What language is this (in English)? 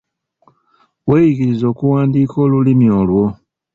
Ganda